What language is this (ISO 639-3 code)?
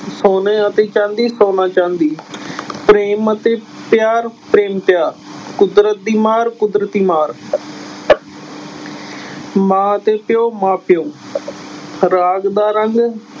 pan